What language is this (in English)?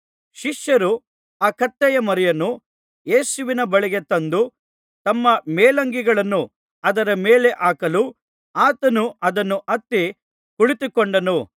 Kannada